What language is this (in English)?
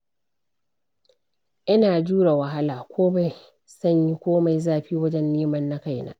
Hausa